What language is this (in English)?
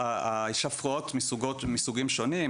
Hebrew